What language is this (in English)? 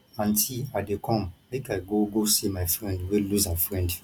Nigerian Pidgin